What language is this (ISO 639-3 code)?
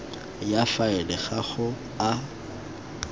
tsn